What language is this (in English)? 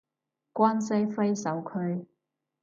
Cantonese